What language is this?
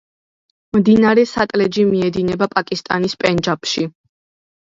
Georgian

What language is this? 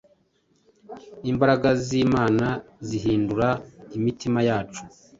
Kinyarwanda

